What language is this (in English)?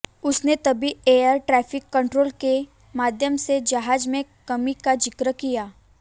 Hindi